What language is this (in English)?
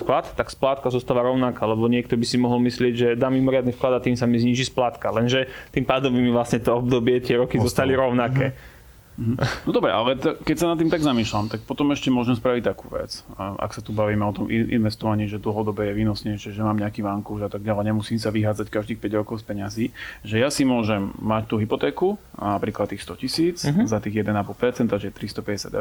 Slovak